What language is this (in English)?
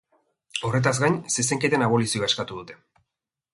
Basque